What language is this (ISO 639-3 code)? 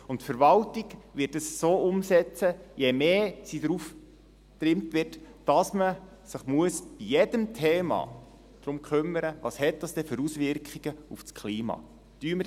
gsw